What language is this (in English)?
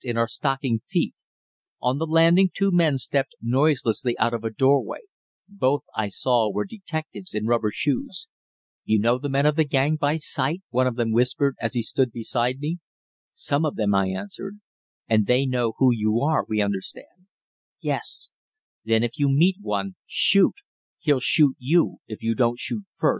English